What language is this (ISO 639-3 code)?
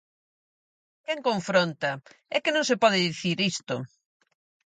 glg